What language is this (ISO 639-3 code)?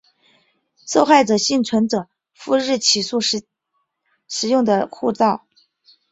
zho